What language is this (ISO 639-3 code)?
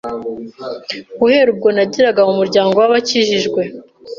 kin